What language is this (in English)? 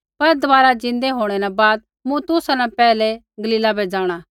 Kullu Pahari